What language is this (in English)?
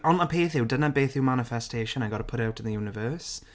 Welsh